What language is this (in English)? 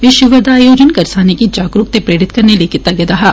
Dogri